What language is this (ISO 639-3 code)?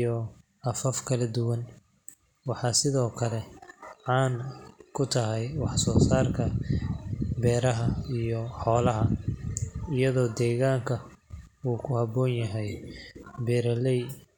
som